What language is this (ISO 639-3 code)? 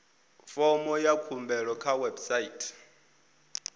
ven